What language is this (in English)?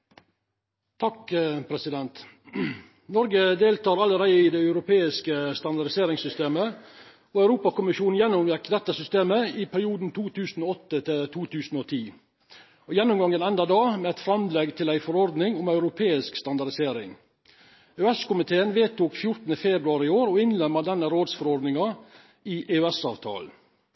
Norwegian Nynorsk